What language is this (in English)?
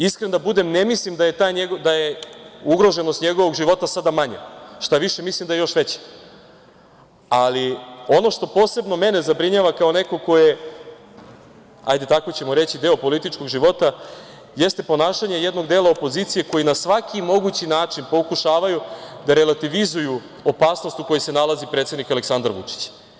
Serbian